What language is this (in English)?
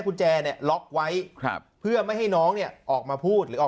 Thai